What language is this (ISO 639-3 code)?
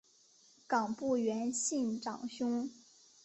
zho